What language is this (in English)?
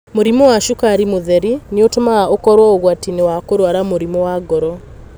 Kikuyu